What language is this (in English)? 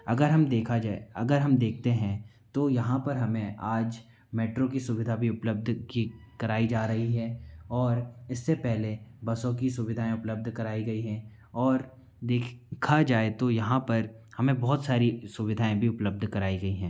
Hindi